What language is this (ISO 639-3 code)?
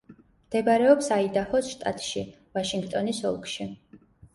kat